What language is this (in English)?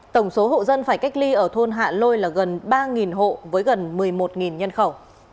Vietnamese